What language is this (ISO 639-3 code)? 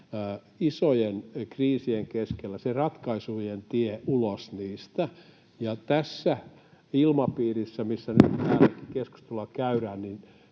fin